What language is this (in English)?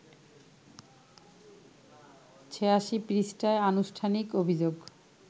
Bangla